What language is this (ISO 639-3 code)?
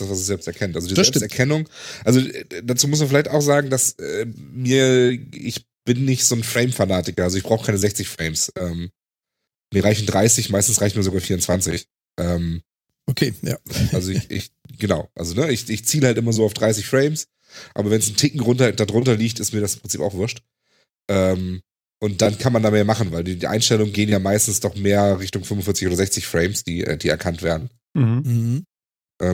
deu